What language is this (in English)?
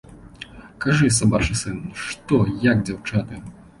Belarusian